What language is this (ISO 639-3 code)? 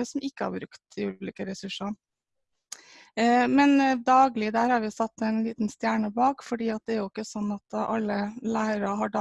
nor